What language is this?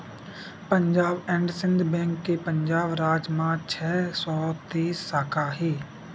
Chhattisgarhi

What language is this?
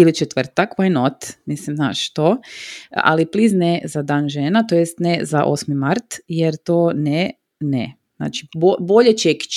Croatian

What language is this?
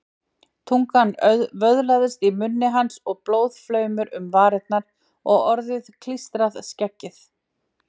Icelandic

